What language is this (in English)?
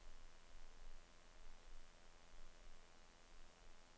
Norwegian